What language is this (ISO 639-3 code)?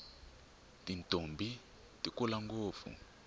tso